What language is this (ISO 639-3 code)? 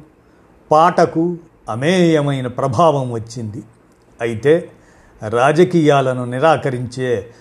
tel